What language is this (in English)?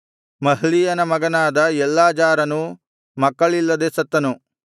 Kannada